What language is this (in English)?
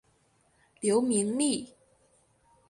Chinese